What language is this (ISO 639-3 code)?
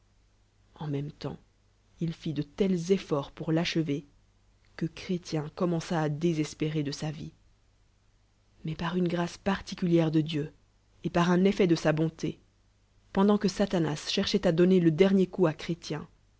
fra